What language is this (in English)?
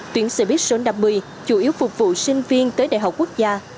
Vietnamese